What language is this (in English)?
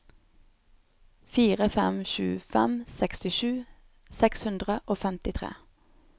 Norwegian